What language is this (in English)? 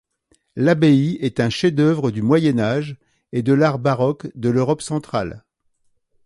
French